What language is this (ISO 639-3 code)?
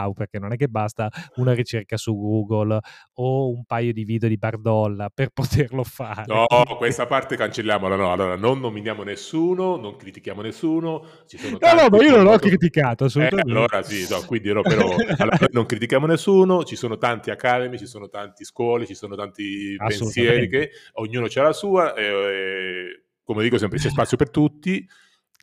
ita